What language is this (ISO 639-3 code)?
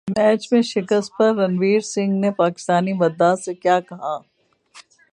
urd